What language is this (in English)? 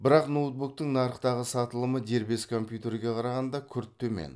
Kazakh